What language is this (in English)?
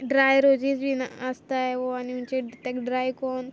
Konkani